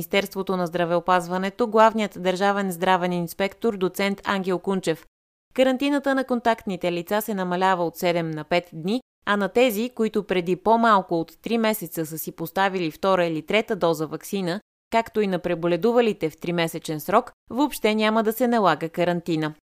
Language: Bulgarian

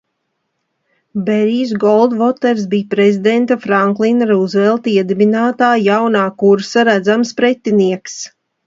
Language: Latvian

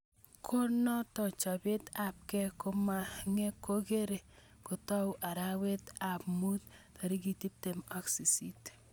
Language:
Kalenjin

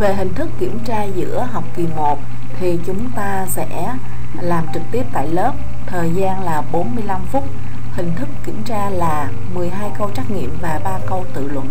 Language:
Vietnamese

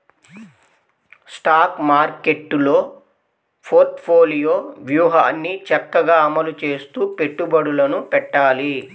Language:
Telugu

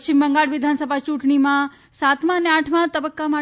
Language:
Gujarati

